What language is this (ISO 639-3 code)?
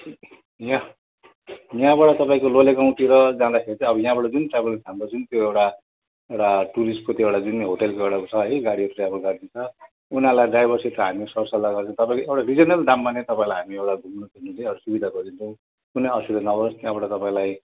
nep